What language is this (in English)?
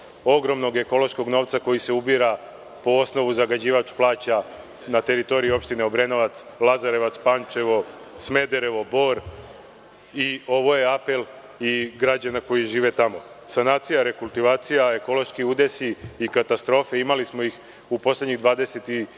Serbian